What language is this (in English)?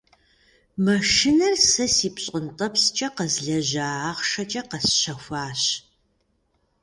Kabardian